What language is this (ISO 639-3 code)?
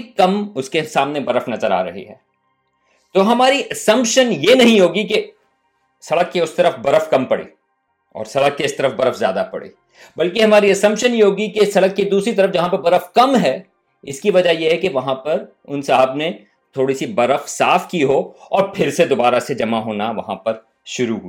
urd